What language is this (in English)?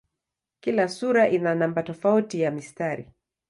Swahili